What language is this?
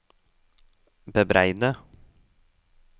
Norwegian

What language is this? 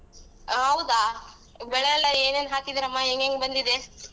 Kannada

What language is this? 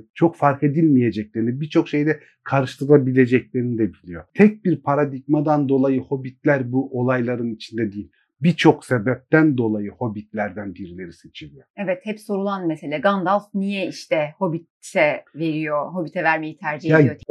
Turkish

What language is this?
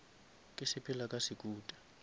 Northern Sotho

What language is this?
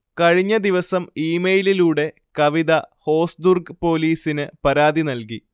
Malayalam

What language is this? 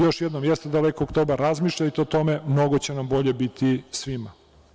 Serbian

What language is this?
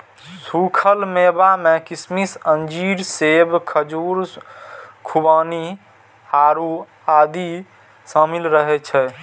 Maithili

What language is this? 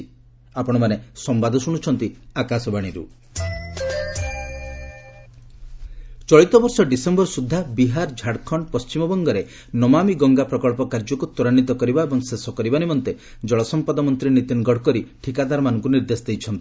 Odia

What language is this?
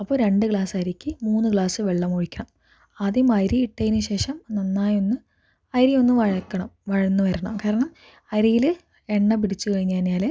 Malayalam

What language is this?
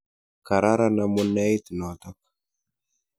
Kalenjin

